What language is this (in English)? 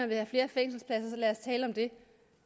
Danish